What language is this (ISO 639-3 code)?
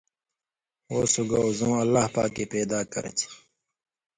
mvy